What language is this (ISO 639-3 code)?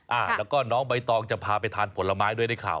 tha